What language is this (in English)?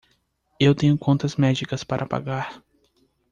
Portuguese